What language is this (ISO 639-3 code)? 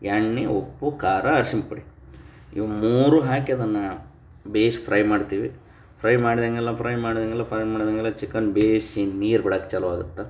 kan